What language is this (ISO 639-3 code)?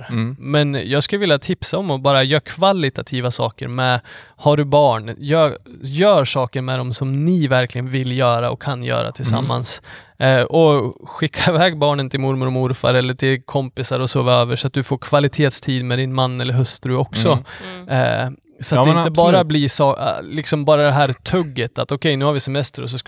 swe